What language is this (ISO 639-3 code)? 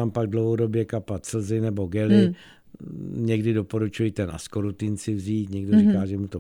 ces